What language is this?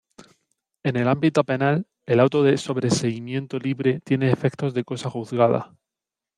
Spanish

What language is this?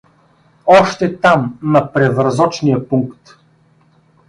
Bulgarian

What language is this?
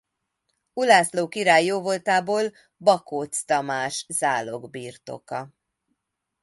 Hungarian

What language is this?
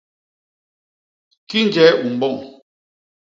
Basaa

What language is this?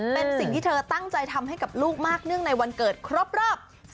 Thai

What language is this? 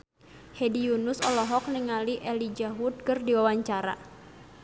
Sundanese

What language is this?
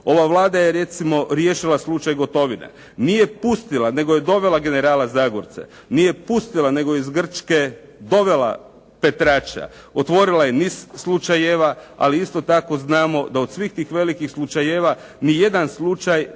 Croatian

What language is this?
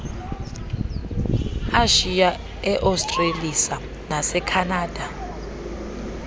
Xhosa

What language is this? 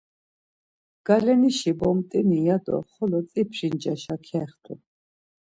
Laz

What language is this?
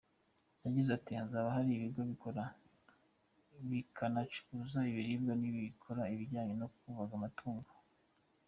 Kinyarwanda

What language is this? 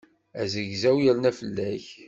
Kabyle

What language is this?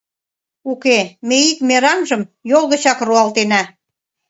Mari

